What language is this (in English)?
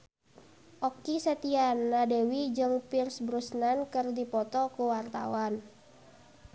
Sundanese